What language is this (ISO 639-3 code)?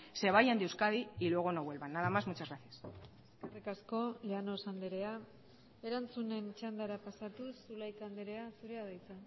eus